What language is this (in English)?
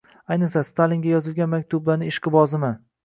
Uzbek